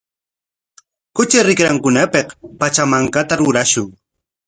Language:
Corongo Ancash Quechua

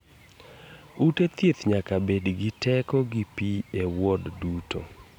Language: Luo (Kenya and Tanzania)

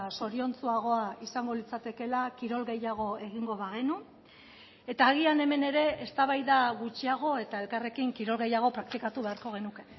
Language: Basque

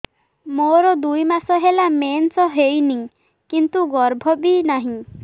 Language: Odia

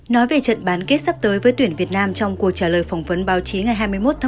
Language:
Vietnamese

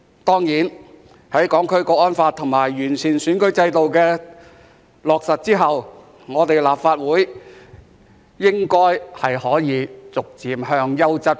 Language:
Cantonese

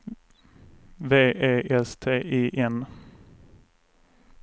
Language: Swedish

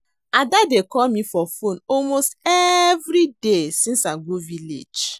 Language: Nigerian Pidgin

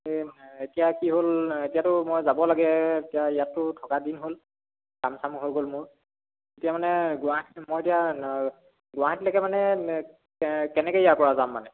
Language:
Assamese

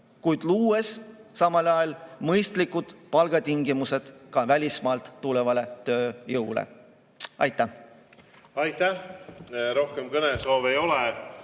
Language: Estonian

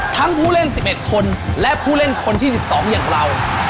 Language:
Thai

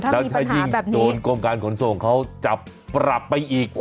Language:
Thai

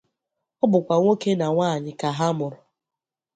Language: Igbo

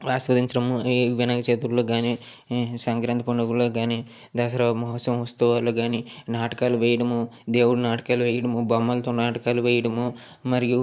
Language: Telugu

